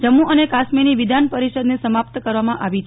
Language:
Gujarati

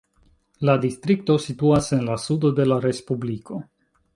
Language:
Esperanto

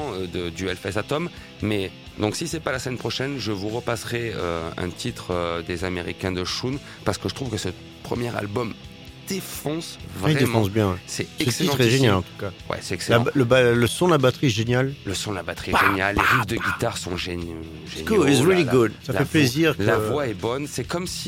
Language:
French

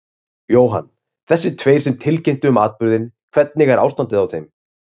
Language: Icelandic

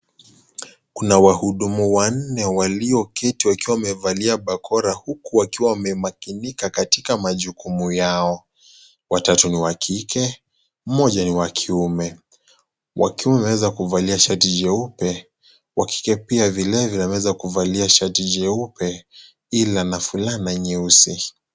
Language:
Swahili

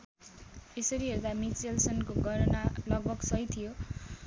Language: Nepali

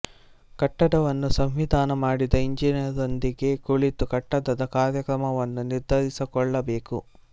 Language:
Kannada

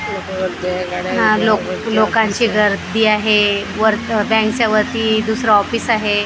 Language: Marathi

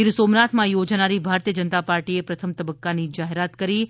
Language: Gujarati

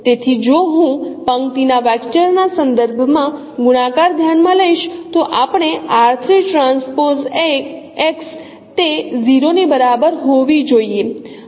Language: Gujarati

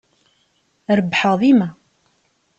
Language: Kabyle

